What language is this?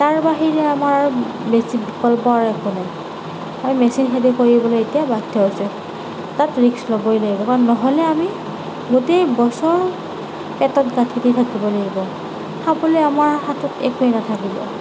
Assamese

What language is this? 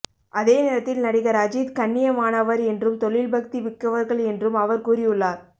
Tamil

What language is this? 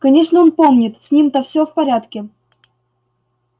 Russian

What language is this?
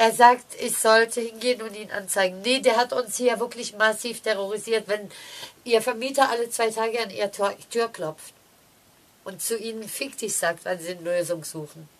German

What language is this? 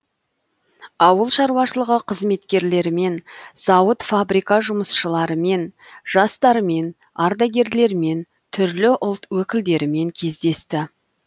Kazakh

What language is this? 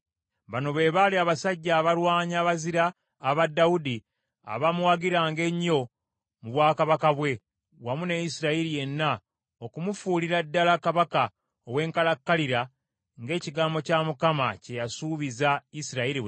Ganda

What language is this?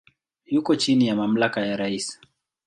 Swahili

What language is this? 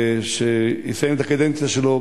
Hebrew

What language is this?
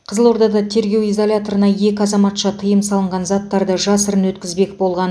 Kazakh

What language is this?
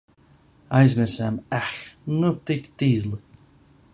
Latvian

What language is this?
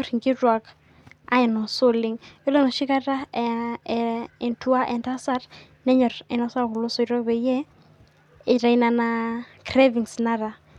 Masai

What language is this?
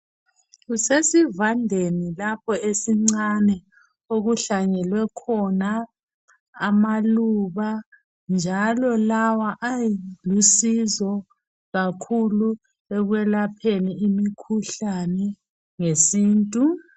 North Ndebele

